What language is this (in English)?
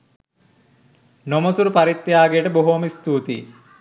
Sinhala